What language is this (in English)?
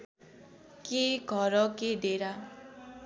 Nepali